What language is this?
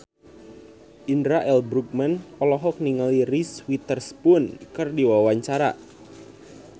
Sundanese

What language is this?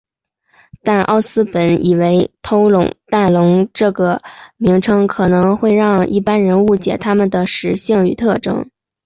Chinese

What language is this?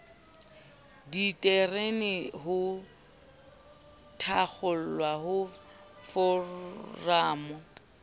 Southern Sotho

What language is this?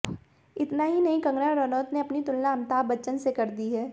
Hindi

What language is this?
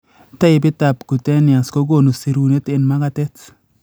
Kalenjin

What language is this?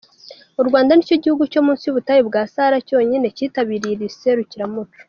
Kinyarwanda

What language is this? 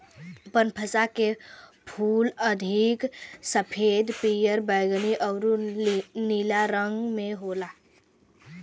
Bhojpuri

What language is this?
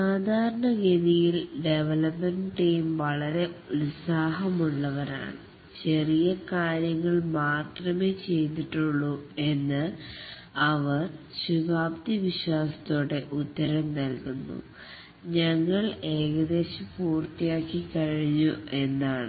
Malayalam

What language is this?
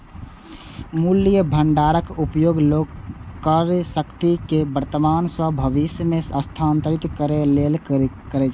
Maithili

